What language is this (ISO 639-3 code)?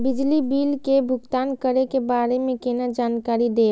mai